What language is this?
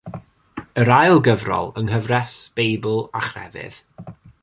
Welsh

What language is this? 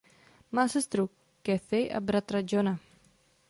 Czech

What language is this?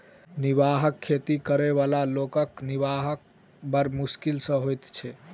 Maithili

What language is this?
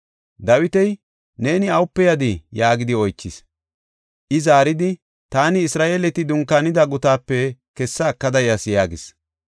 Gofa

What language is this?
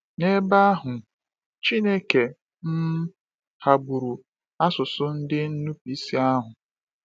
Igbo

